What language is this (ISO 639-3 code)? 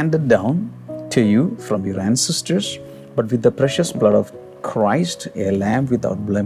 mal